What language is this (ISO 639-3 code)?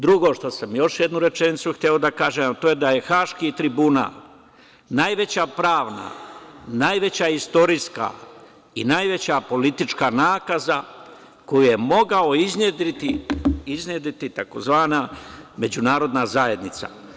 srp